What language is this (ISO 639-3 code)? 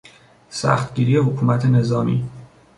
fas